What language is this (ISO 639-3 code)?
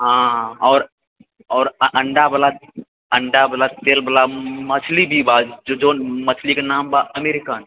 mai